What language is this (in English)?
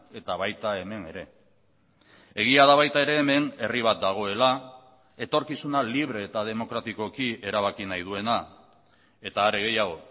Basque